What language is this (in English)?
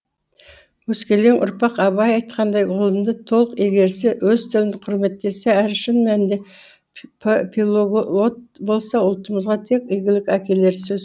Kazakh